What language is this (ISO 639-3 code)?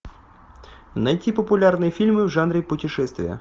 rus